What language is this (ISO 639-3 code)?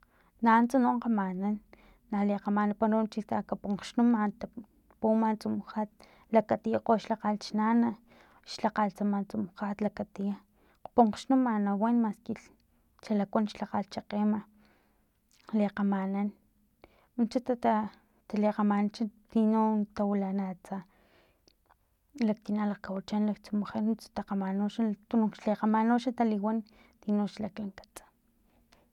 tlp